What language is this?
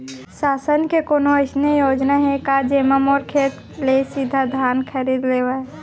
Chhattisgarhi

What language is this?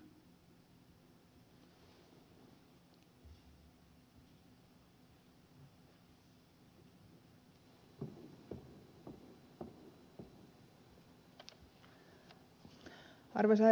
Finnish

